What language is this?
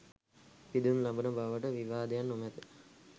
Sinhala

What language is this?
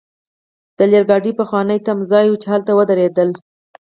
Pashto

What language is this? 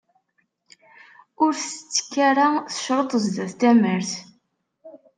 Kabyle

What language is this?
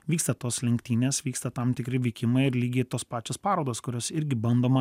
Lithuanian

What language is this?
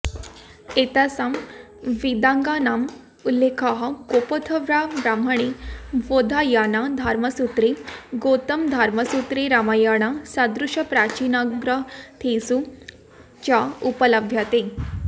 Sanskrit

